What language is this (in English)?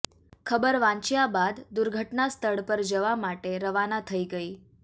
Gujarati